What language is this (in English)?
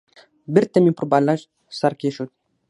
Pashto